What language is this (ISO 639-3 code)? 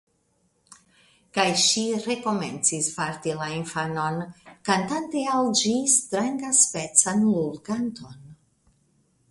epo